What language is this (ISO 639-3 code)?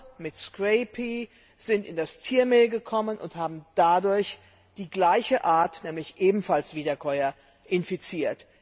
deu